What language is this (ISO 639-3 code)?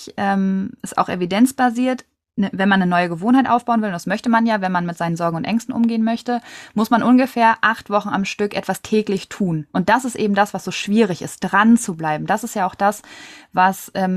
deu